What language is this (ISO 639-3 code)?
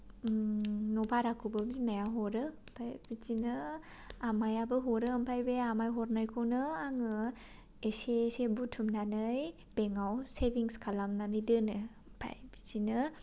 brx